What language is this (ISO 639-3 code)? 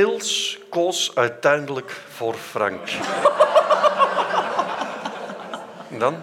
nld